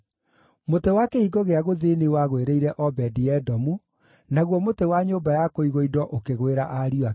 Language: Kikuyu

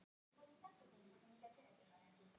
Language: Icelandic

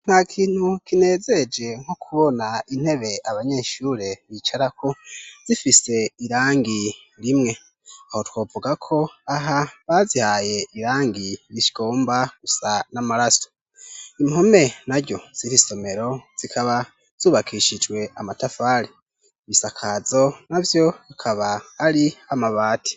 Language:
Rundi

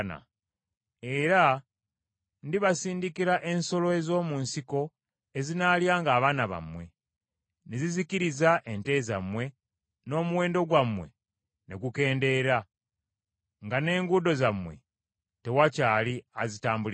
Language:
Ganda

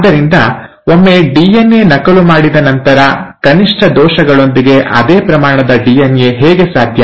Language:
Kannada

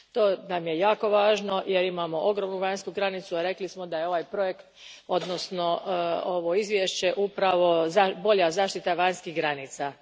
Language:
Croatian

